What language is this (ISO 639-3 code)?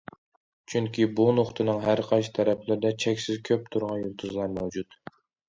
uig